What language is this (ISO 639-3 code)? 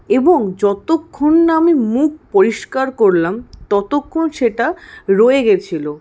ben